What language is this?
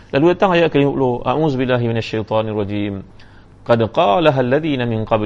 Malay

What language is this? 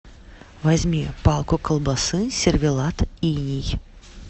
Russian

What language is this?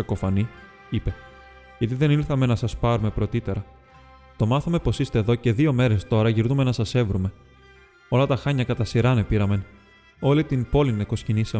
Greek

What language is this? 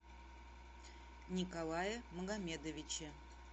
Russian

